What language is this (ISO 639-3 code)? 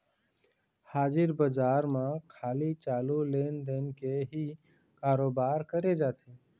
hne